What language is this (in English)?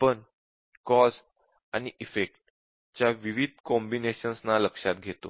Marathi